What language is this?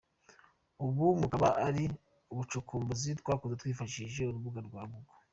Kinyarwanda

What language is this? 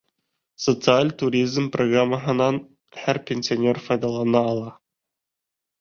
Bashkir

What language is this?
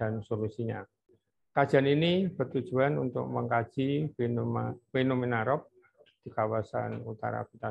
Indonesian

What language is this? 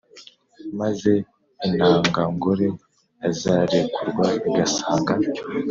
Kinyarwanda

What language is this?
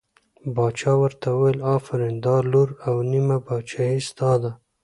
Pashto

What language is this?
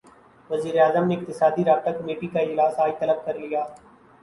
Urdu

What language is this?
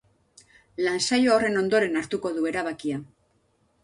Basque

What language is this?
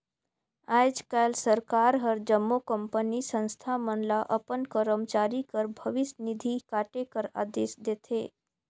Chhattisgarhi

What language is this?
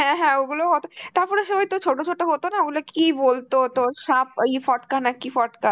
Bangla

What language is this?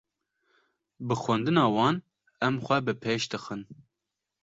Kurdish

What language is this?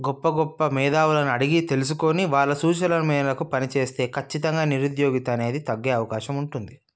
Telugu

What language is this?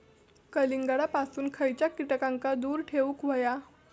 Marathi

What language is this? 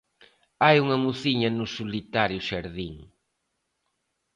Galician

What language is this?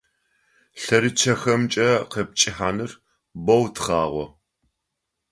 Adyghe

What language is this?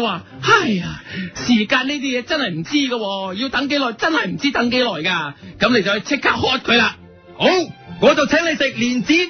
Chinese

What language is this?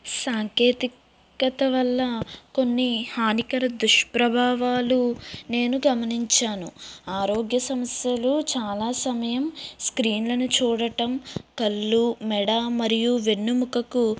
Telugu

